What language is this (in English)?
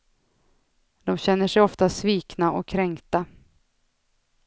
Swedish